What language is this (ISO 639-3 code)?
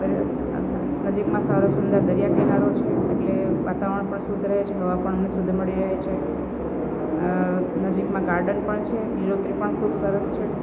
guj